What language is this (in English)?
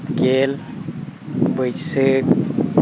Santali